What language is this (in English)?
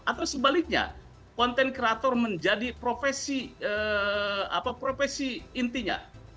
Indonesian